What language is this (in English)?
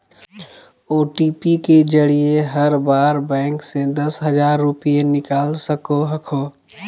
Magahi